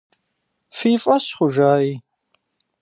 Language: Kabardian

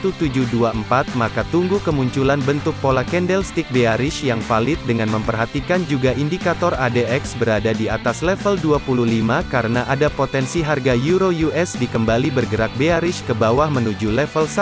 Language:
Indonesian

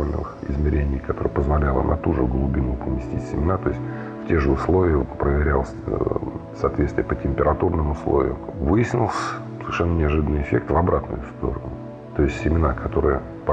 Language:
Russian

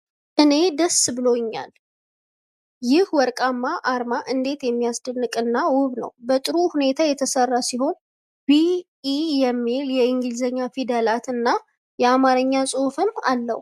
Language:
Amharic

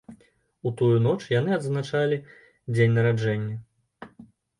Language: Belarusian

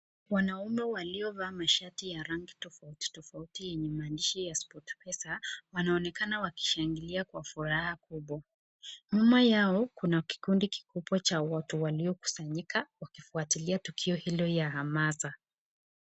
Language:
Swahili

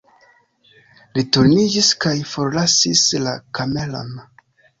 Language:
Esperanto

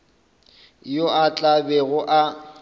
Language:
Northern Sotho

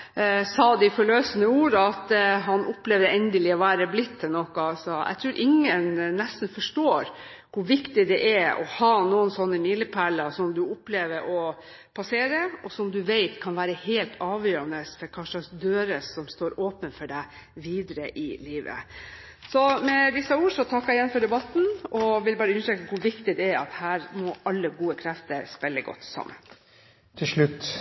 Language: Norwegian Bokmål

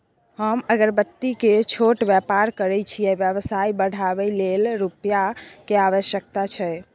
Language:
Maithili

